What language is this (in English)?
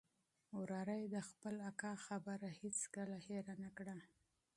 Pashto